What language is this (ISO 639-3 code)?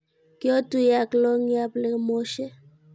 kln